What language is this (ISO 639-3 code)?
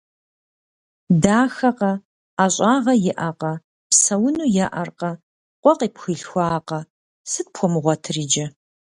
kbd